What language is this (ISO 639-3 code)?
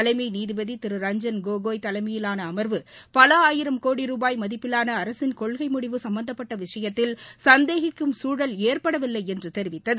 tam